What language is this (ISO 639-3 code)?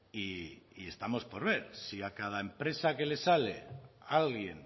spa